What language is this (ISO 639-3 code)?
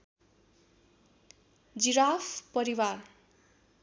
nep